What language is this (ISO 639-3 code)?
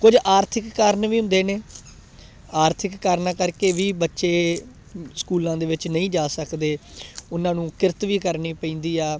pan